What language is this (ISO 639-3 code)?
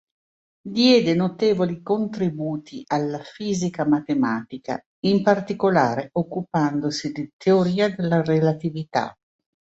ita